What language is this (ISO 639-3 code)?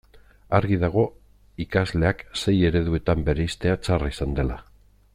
eus